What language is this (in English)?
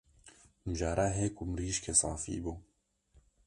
Kurdish